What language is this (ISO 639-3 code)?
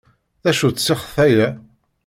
kab